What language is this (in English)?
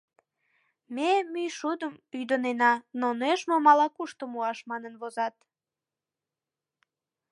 Mari